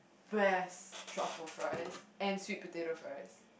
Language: English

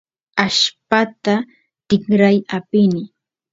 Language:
Santiago del Estero Quichua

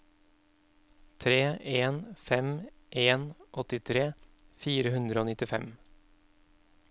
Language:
Norwegian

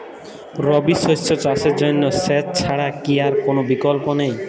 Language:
Bangla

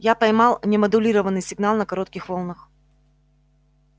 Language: Russian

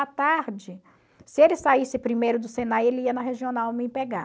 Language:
Portuguese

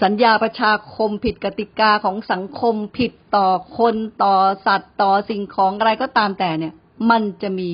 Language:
Thai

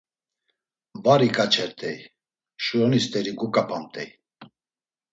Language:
Laz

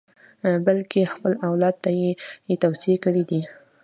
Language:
Pashto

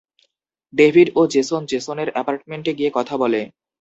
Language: Bangla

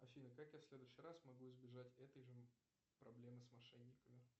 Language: Russian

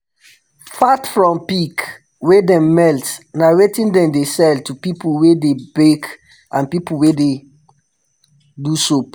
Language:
Nigerian Pidgin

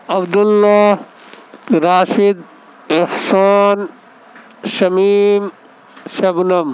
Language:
Urdu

